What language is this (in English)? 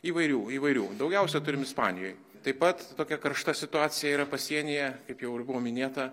Lithuanian